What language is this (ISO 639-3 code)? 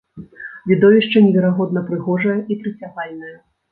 bel